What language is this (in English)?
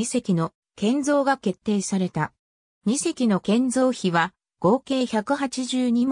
Japanese